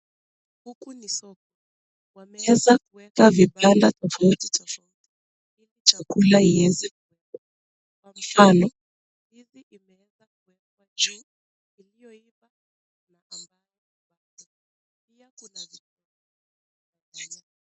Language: Swahili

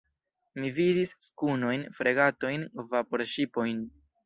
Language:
Esperanto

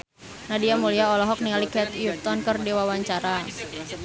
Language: Sundanese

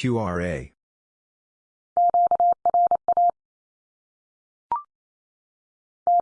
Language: English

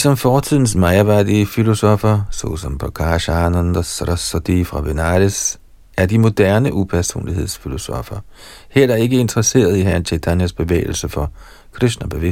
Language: Danish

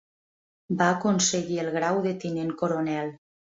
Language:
Catalan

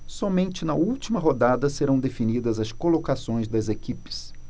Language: Portuguese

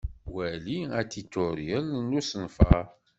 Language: Kabyle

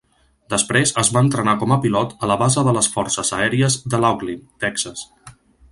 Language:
Catalan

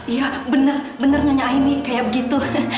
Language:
Indonesian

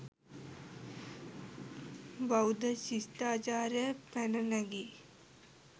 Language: Sinhala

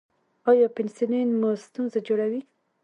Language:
Pashto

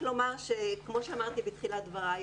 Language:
Hebrew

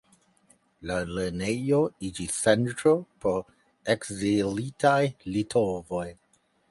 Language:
Esperanto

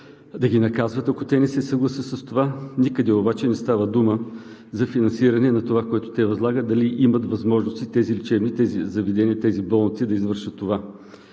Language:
Bulgarian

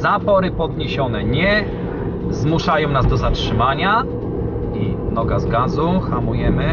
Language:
Polish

